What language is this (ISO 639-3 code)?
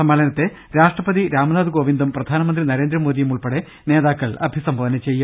mal